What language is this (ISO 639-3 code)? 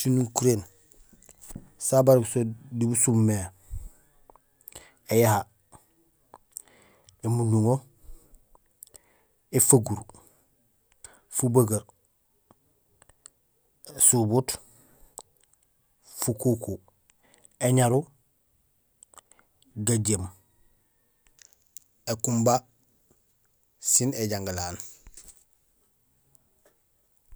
gsl